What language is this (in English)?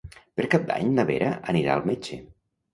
Catalan